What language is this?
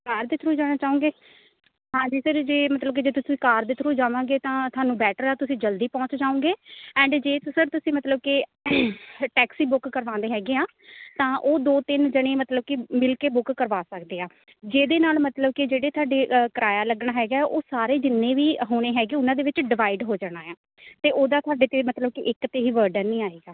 Punjabi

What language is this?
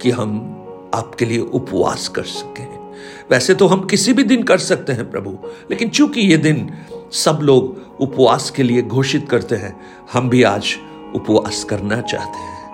Hindi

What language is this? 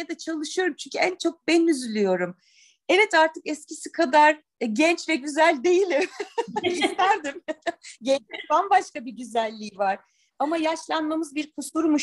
Turkish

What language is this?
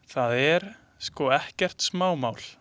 Icelandic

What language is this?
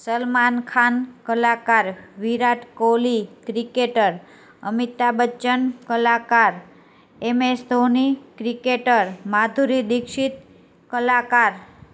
Gujarati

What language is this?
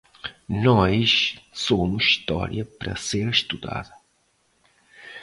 Portuguese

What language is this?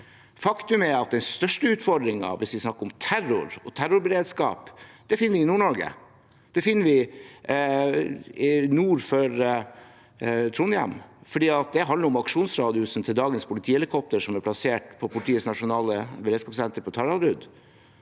Norwegian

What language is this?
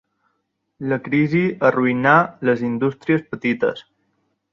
Catalan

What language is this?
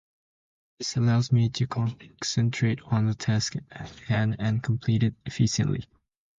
English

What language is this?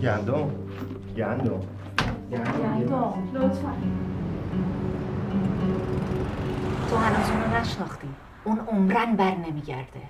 Persian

